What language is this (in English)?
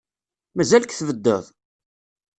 Kabyle